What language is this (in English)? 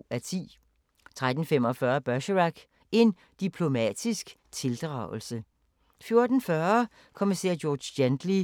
Danish